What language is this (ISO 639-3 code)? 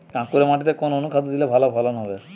ben